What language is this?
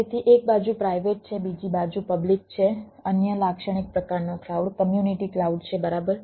Gujarati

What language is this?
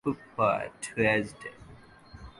English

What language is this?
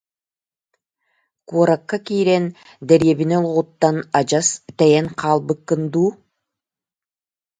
Yakut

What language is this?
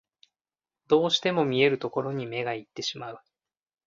Japanese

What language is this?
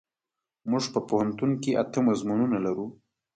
Pashto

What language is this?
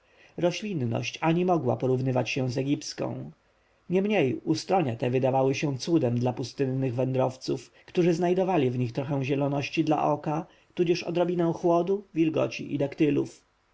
Polish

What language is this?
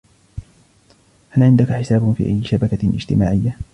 Arabic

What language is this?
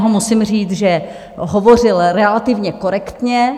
Czech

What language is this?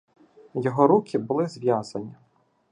Ukrainian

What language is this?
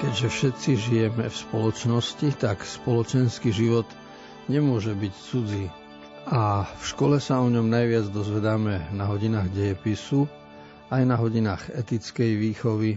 Slovak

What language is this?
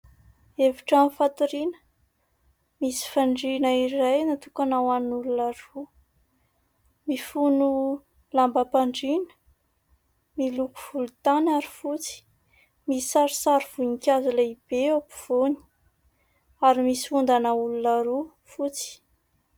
Malagasy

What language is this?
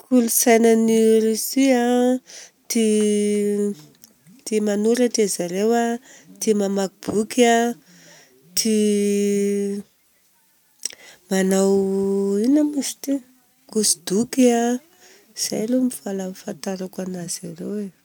Southern Betsimisaraka Malagasy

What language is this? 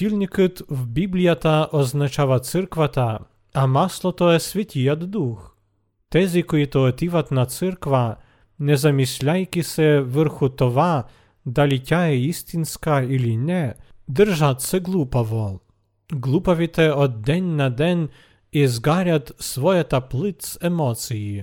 Bulgarian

